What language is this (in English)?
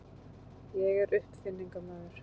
Icelandic